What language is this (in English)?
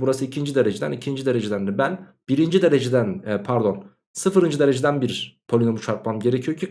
Turkish